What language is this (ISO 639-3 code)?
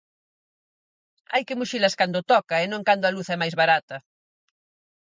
glg